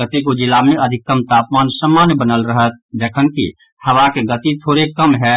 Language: Maithili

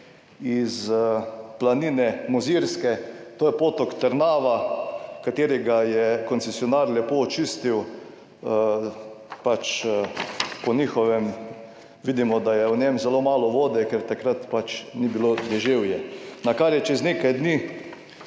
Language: Slovenian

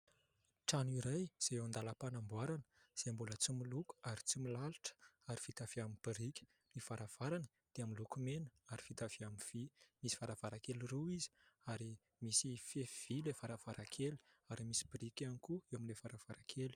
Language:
Malagasy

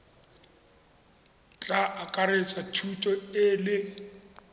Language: Tswana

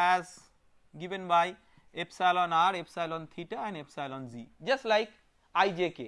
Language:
English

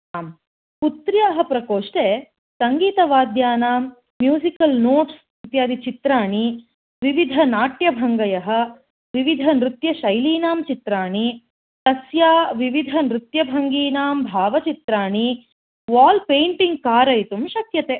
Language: Sanskrit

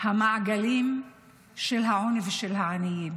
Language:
Hebrew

